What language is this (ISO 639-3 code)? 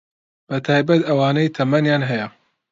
ckb